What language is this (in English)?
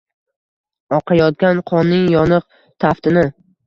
Uzbek